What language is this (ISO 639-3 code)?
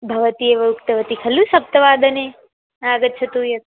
san